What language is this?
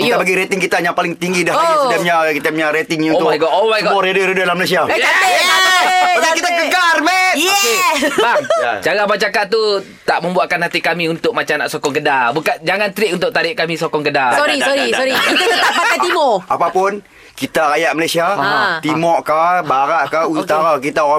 Malay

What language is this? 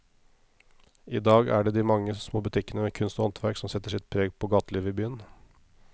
Norwegian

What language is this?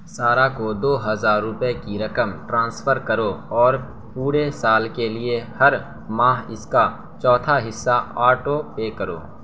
Urdu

